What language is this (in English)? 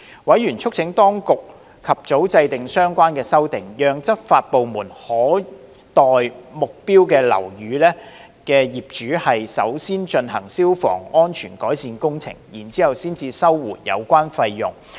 Cantonese